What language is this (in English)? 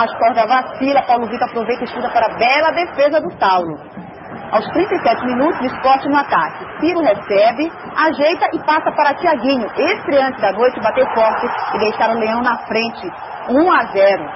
Portuguese